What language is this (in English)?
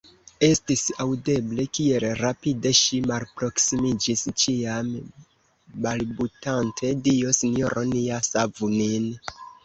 Esperanto